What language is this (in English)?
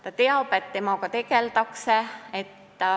Estonian